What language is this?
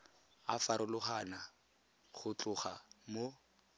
Tswana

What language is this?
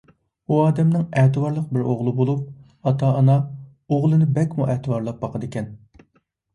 Uyghur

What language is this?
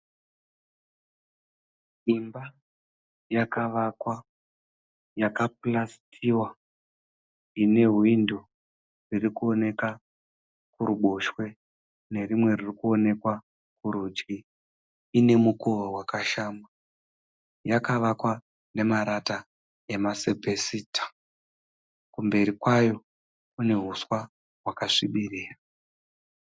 Shona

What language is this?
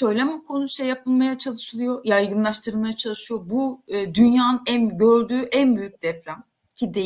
Turkish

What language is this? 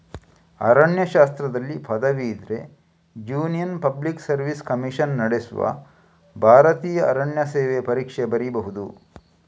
Kannada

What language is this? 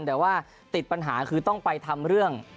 Thai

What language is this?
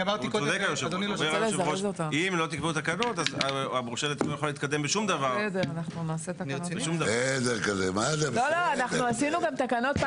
Hebrew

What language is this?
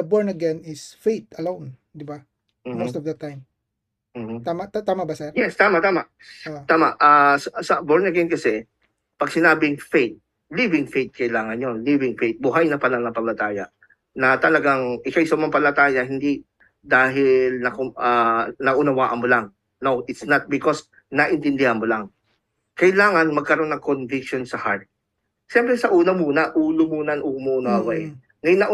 Filipino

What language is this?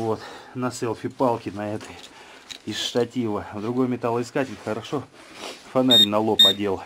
Russian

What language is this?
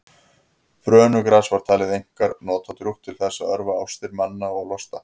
Icelandic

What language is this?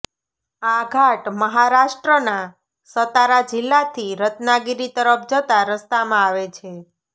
Gujarati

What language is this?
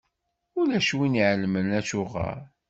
Kabyle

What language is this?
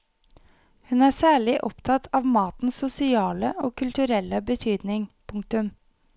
Norwegian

